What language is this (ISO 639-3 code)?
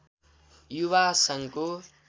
nep